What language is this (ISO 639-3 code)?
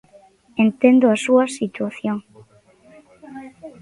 glg